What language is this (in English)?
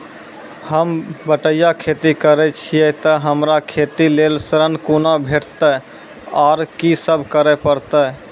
Maithili